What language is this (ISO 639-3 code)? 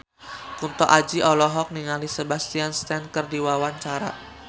sun